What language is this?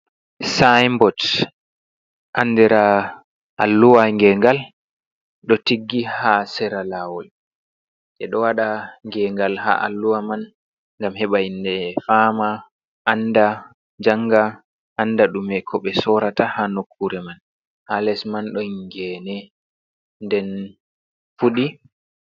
Fula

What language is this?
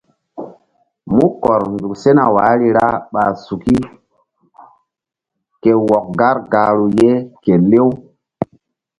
Mbum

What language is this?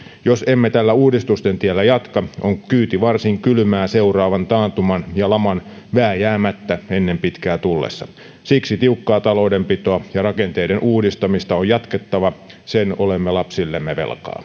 Finnish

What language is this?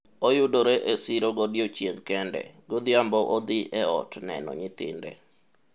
Luo (Kenya and Tanzania)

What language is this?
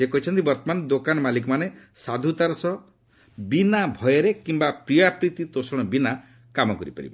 Odia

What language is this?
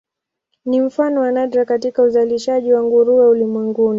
Swahili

